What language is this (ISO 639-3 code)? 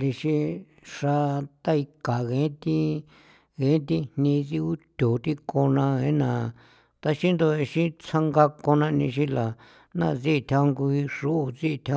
pow